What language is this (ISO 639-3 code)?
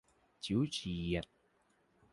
tha